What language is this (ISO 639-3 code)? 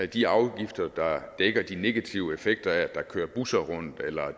dan